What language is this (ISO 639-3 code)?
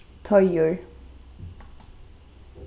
fao